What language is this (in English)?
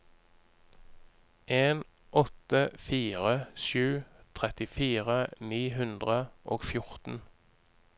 Norwegian